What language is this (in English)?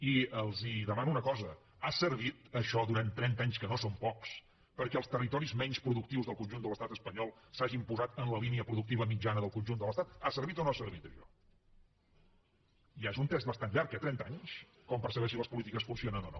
Catalan